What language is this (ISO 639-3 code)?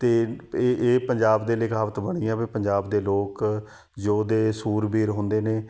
pan